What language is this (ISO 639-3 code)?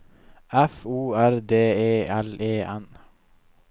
nor